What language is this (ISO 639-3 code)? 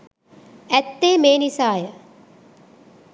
sin